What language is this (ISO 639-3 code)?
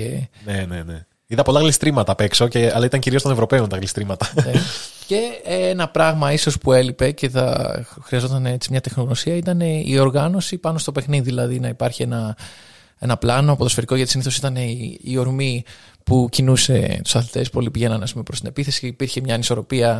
ell